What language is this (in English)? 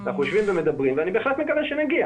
Hebrew